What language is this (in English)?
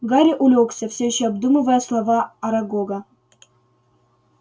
Russian